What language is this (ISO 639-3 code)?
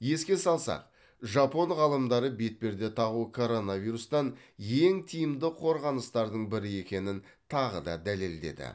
kaz